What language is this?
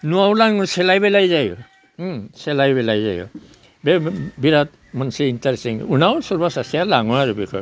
Bodo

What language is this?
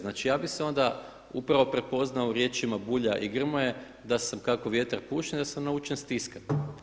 Croatian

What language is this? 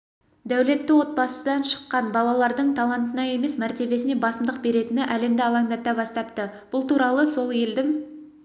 Kazakh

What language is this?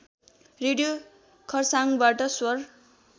Nepali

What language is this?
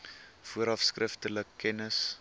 Afrikaans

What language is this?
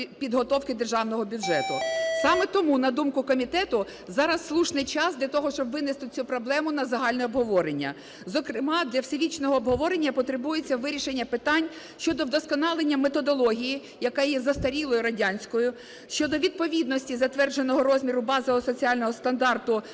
Ukrainian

